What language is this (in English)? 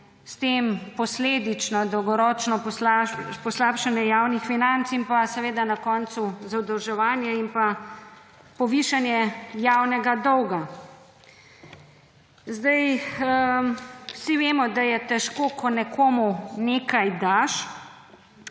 Slovenian